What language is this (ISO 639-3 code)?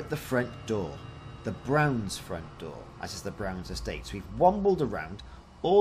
eng